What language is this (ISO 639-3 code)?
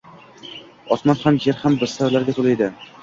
uzb